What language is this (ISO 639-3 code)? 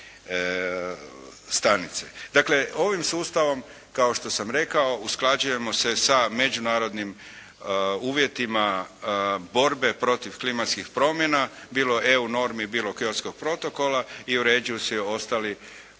hrv